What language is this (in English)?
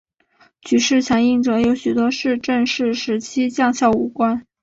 Chinese